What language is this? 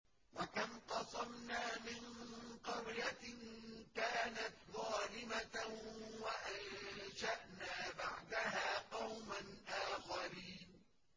Arabic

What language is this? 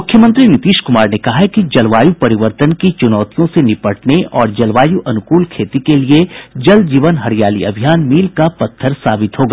Hindi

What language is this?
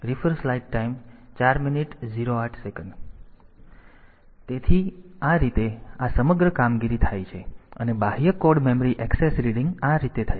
Gujarati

